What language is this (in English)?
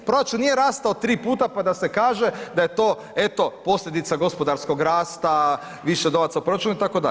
Croatian